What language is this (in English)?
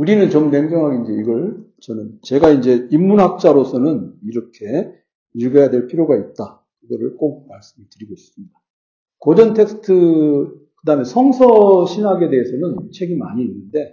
Korean